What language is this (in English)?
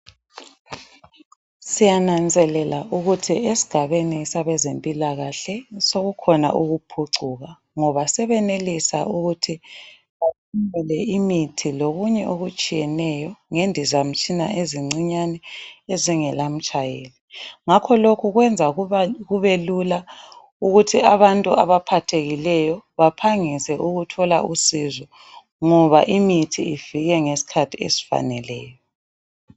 North Ndebele